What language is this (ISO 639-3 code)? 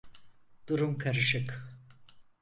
tur